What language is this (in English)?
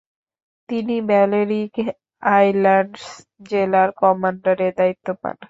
Bangla